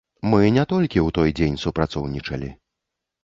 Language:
Belarusian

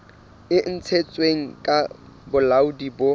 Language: Southern Sotho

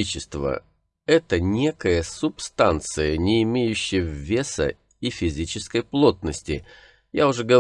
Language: Russian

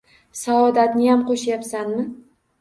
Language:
Uzbek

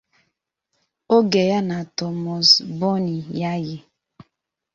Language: Igbo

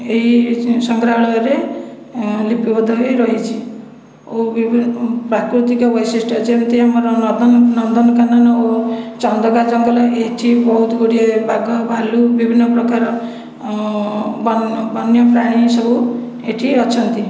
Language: Odia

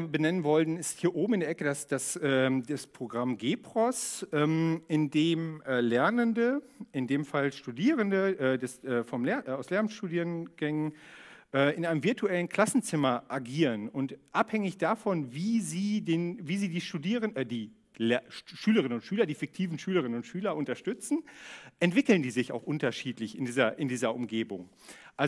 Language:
German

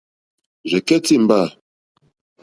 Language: Mokpwe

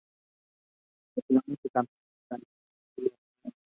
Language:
Spanish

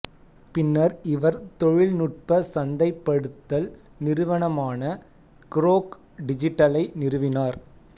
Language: Tamil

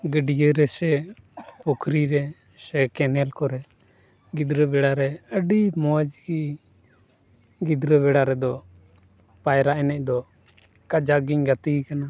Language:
Santali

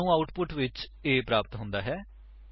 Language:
Punjabi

